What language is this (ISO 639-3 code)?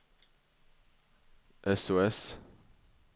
swe